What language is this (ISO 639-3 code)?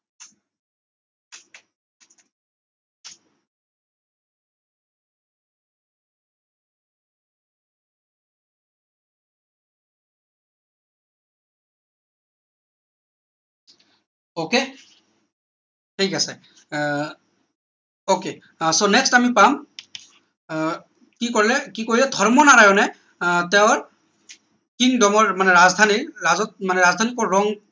asm